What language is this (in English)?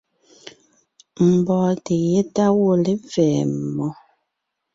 Ngiemboon